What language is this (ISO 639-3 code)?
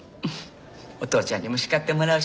jpn